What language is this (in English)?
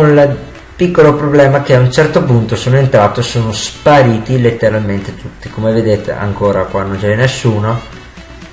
Italian